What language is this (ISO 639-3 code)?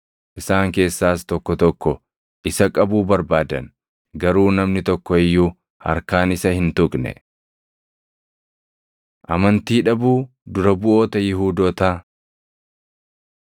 orm